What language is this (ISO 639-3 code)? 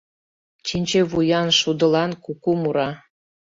chm